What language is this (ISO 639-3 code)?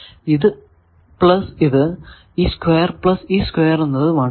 mal